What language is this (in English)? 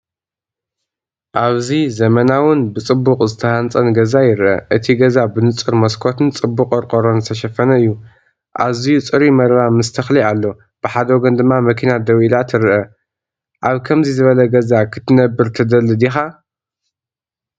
Tigrinya